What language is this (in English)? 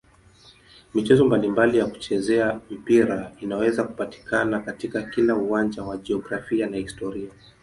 Swahili